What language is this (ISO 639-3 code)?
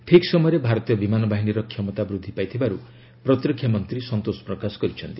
ori